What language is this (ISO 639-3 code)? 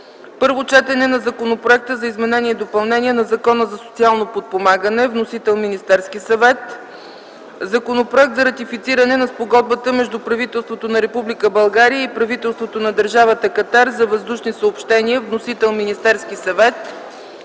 bul